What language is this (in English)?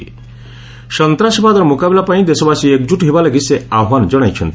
Odia